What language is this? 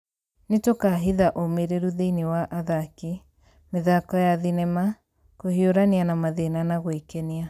Kikuyu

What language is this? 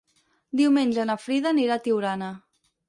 Catalan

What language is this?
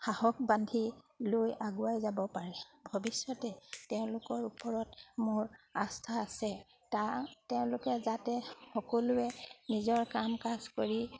Assamese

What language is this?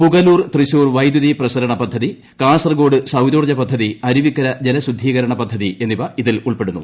Malayalam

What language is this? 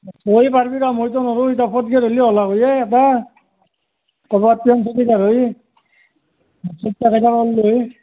Assamese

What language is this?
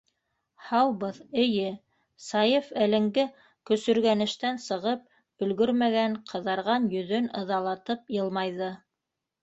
Bashkir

